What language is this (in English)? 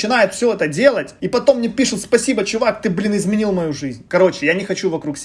Russian